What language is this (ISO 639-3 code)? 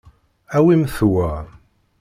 kab